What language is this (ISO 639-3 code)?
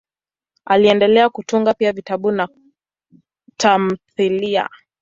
swa